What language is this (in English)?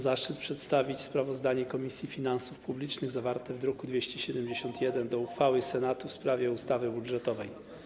Polish